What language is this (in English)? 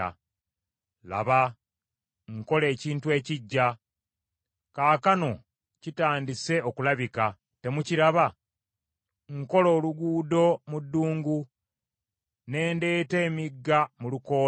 Ganda